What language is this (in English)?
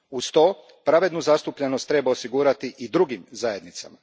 Croatian